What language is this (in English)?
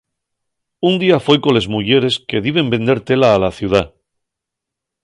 Asturian